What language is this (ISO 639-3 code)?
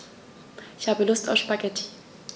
deu